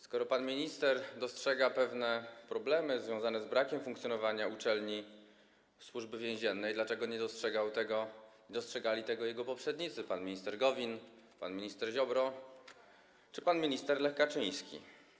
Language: Polish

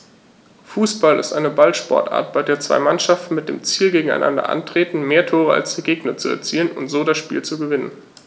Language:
German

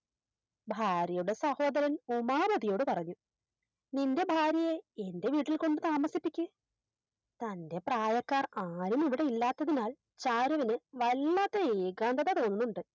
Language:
Malayalam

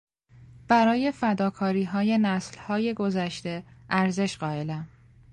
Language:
Persian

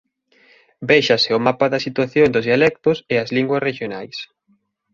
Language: Galician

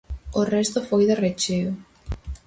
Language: Galician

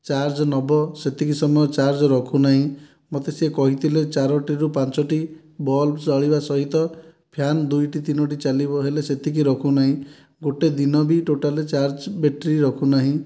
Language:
Odia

